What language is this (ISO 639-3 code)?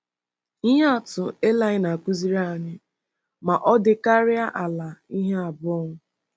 ibo